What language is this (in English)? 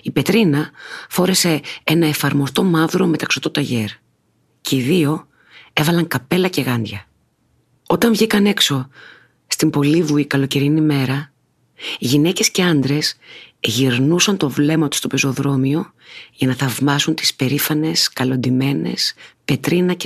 Greek